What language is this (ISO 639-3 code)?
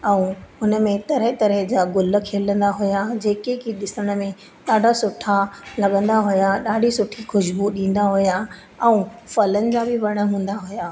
snd